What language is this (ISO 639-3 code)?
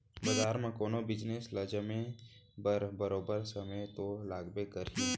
hne